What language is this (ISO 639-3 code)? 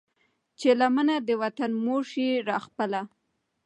pus